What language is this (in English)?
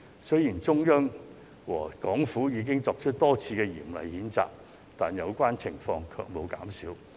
Cantonese